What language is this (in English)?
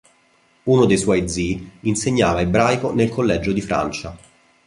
Italian